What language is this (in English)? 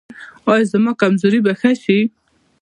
Pashto